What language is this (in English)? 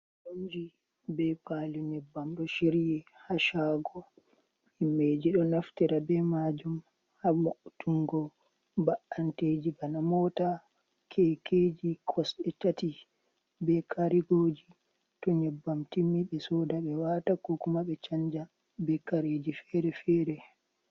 Fula